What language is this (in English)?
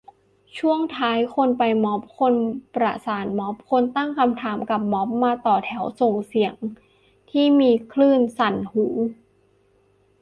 Thai